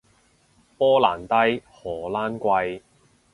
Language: Cantonese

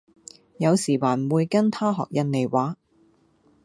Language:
Cantonese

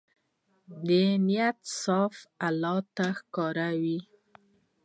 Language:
Pashto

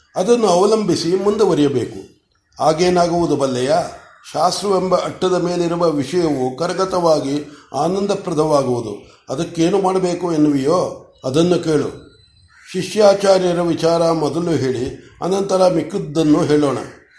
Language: Kannada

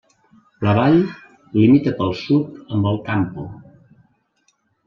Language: Catalan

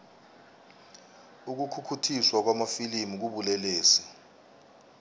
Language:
South Ndebele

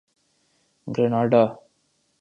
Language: Urdu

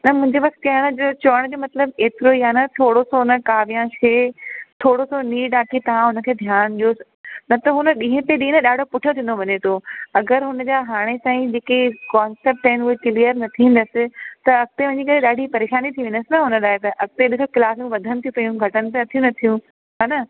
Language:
Sindhi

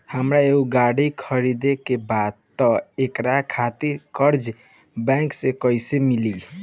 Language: Bhojpuri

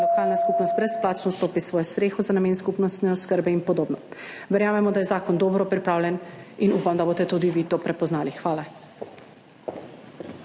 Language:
Slovenian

